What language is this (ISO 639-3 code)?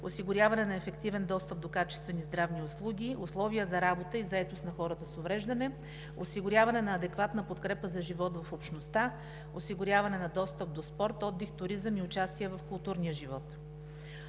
bul